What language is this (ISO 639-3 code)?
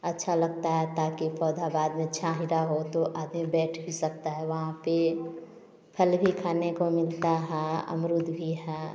hin